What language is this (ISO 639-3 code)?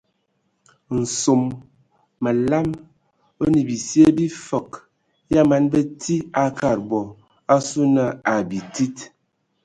ewo